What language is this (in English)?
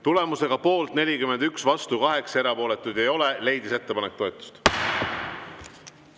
Estonian